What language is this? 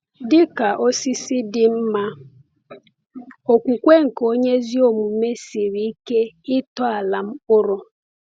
Igbo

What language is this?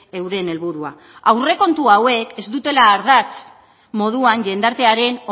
Basque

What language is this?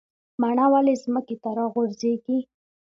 Pashto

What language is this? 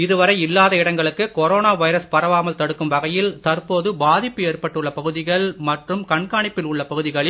Tamil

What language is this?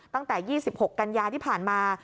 Thai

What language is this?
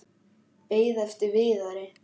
Icelandic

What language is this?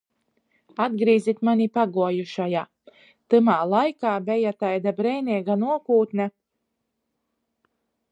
Latgalian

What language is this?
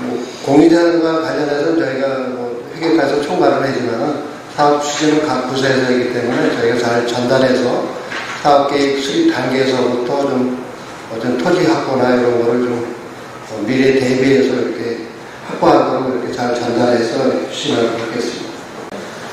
Korean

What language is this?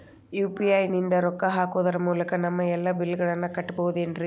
Kannada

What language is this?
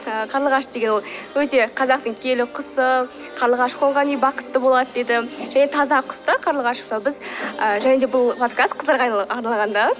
Kazakh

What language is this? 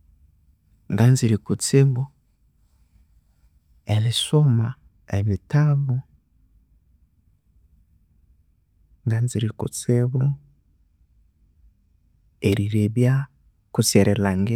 Konzo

